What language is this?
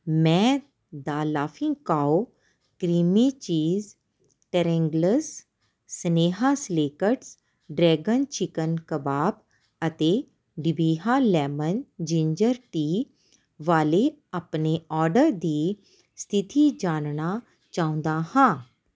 Punjabi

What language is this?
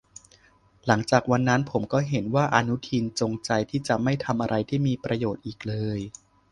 Thai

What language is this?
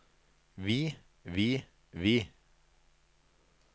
Norwegian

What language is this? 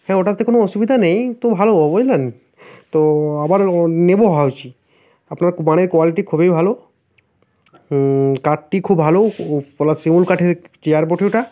Bangla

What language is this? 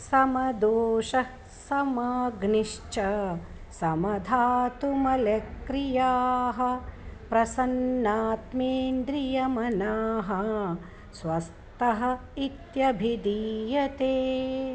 Sanskrit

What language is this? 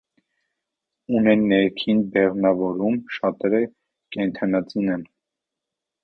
Armenian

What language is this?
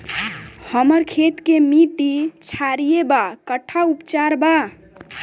Bhojpuri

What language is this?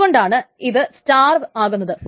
Malayalam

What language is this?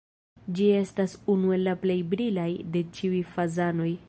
Esperanto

